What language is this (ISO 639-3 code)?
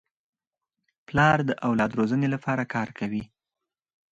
pus